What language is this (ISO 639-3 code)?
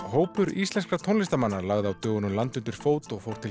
isl